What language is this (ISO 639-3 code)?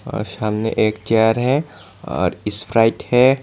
hin